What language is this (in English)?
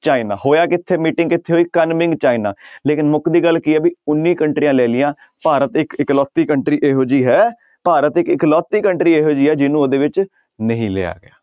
Punjabi